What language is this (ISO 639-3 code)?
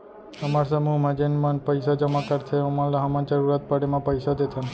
hne